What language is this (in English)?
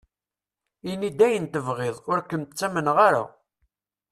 Kabyle